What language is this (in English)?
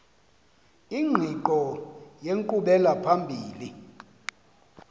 Xhosa